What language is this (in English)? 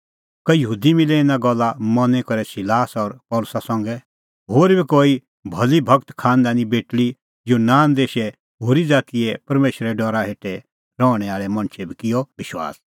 Kullu Pahari